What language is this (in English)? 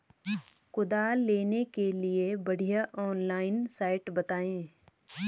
Hindi